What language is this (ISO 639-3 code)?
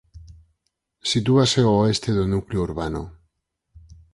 glg